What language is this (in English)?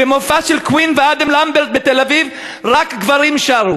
Hebrew